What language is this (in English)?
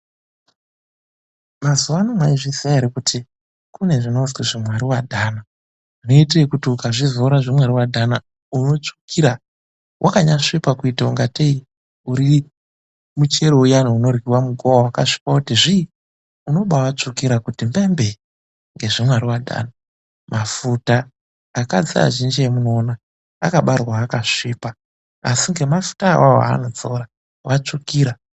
Ndau